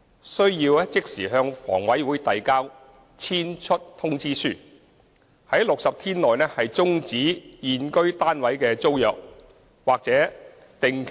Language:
Cantonese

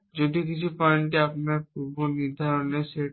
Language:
Bangla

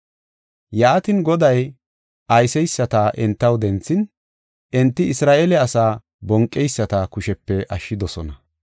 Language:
Gofa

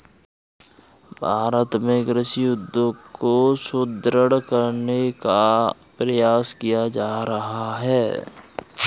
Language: Hindi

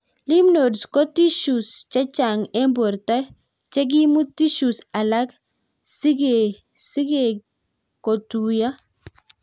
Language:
Kalenjin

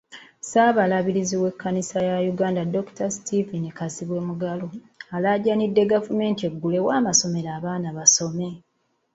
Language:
Ganda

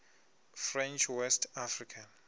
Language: Venda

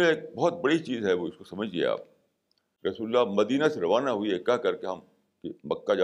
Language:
Urdu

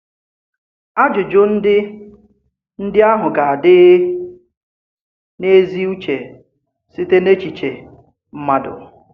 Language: Igbo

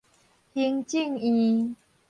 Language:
Min Nan Chinese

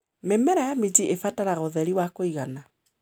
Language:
Kikuyu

